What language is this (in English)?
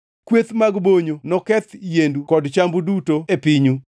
Luo (Kenya and Tanzania)